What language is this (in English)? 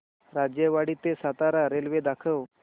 Marathi